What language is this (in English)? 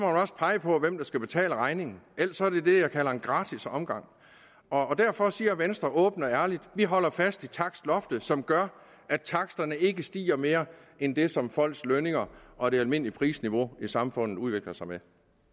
Danish